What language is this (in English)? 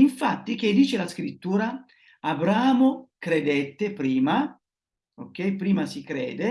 Italian